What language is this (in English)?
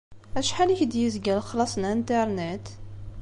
Kabyle